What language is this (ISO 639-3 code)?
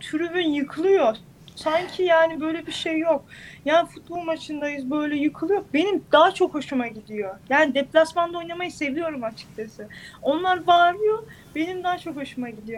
tur